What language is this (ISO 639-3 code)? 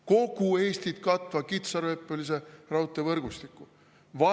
est